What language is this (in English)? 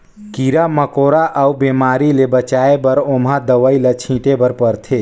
Chhattisgarhi